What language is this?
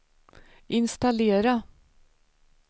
Swedish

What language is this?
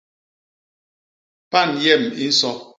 Basaa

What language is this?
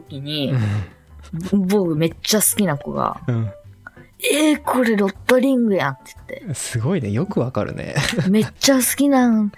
Japanese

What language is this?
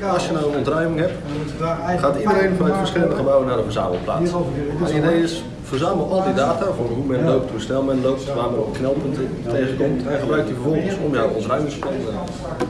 Dutch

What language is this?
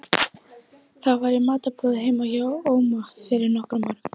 Icelandic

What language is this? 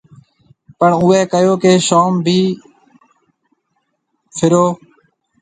Marwari (Pakistan)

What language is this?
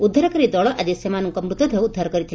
Odia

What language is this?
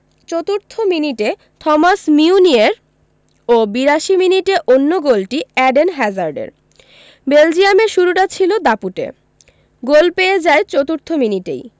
Bangla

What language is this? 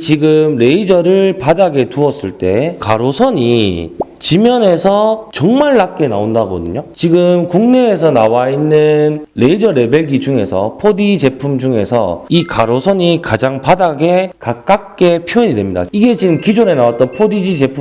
Korean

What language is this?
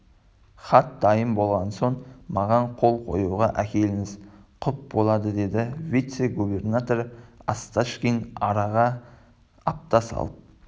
Kazakh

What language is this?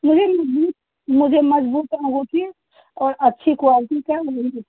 Hindi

